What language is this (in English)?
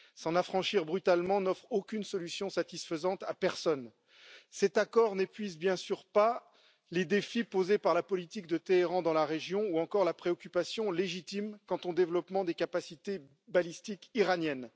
French